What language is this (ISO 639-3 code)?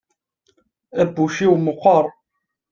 kab